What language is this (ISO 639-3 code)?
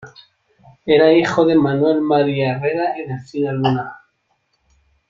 spa